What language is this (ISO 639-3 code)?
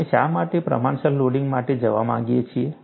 guj